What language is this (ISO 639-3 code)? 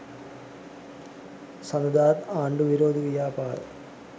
sin